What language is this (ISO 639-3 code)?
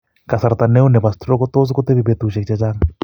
kln